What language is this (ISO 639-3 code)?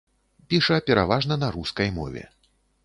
bel